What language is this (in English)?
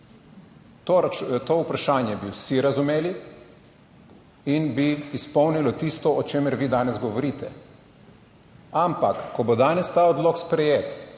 Slovenian